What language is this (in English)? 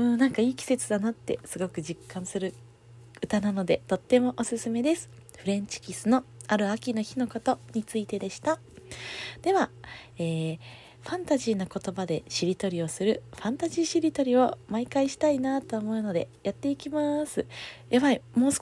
Japanese